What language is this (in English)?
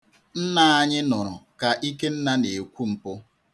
Igbo